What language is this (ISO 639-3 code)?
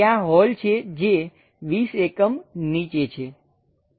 guj